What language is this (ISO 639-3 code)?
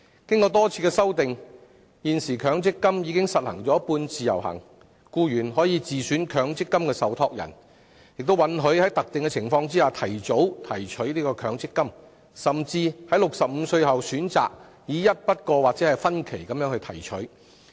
yue